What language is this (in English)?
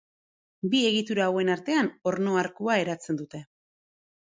Basque